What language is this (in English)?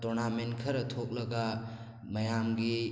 Manipuri